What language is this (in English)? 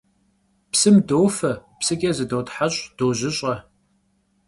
Kabardian